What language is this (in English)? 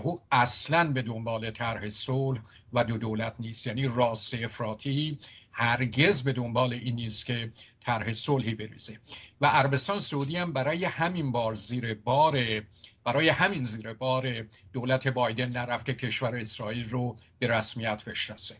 Persian